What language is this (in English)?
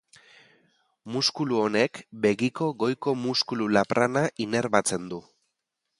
Basque